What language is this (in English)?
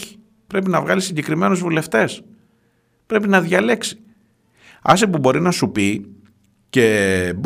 Greek